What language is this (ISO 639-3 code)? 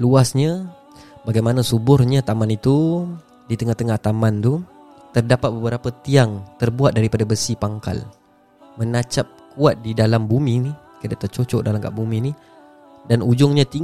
msa